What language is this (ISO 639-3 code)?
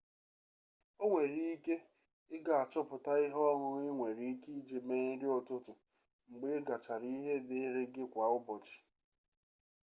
ibo